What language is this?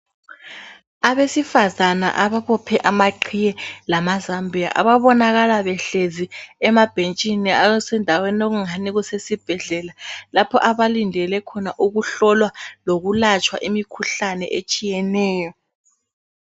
North Ndebele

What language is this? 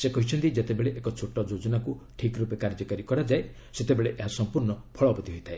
Odia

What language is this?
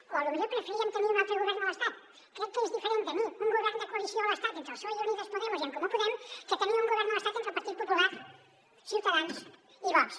Catalan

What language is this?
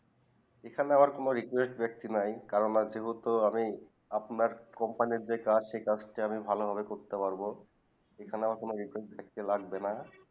Bangla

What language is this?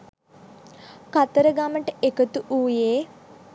Sinhala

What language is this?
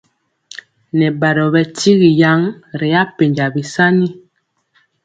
Mpiemo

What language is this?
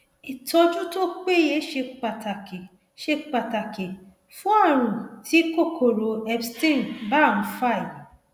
Yoruba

